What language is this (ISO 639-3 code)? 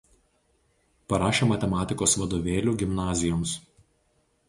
lit